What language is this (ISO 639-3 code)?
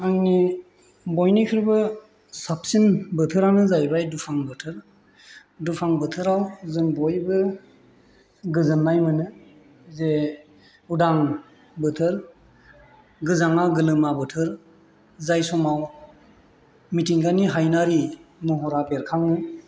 brx